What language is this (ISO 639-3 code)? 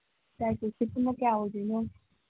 mni